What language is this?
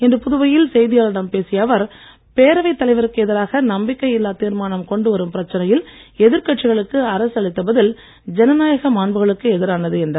Tamil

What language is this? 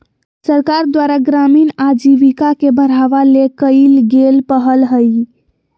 Magahi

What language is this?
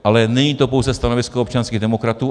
Czech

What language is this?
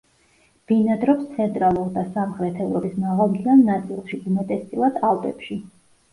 Georgian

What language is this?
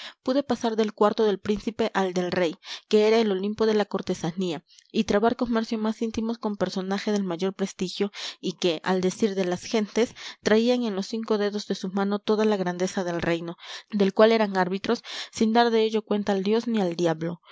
Spanish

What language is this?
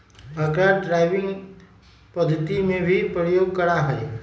Magahi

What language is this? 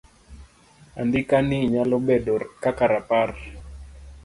Luo (Kenya and Tanzania)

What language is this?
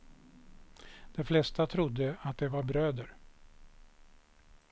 Swedish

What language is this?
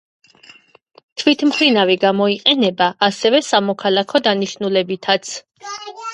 Georgian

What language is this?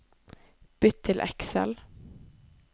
Norwegian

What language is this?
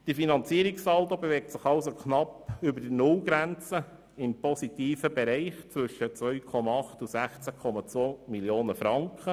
Swiss German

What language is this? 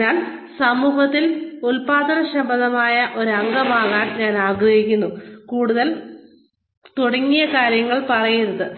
Malayalam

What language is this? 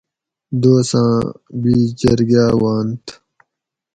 Gawri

